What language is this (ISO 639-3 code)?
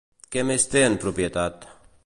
cat